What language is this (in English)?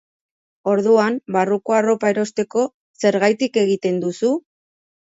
Basque